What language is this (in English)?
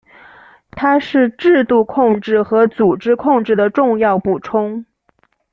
Chinese